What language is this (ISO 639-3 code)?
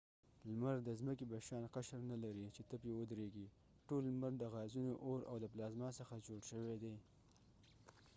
pus